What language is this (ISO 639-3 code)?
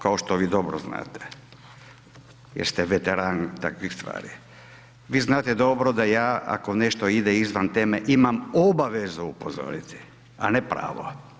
hrv